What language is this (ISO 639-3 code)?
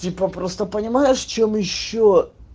rus